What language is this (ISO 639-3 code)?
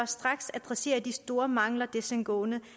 dan